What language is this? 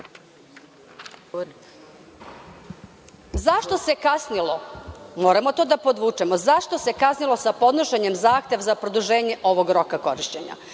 Serbian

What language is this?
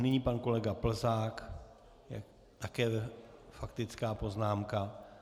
Czech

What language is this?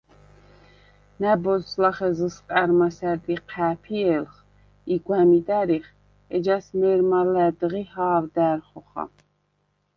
Svan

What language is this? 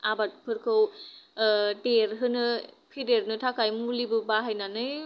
Bodo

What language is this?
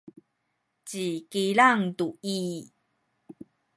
Sakizaya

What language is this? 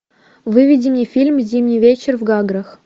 Russian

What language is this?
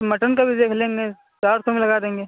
Urdu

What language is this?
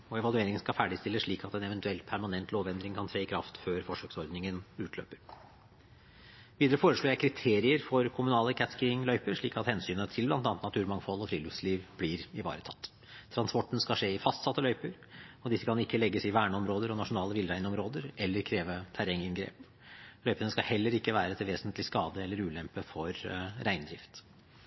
Norwegian Bokmål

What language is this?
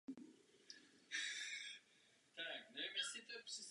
Czech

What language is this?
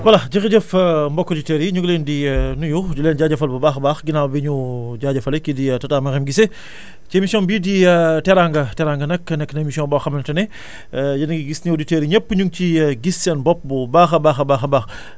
Wolof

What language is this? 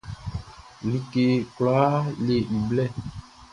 Baoulé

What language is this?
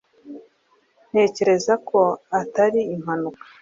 Kinyarwanda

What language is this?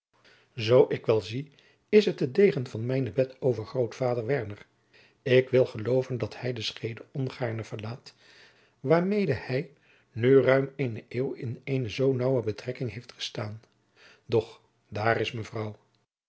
Dutch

